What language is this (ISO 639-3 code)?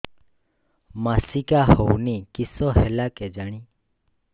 ori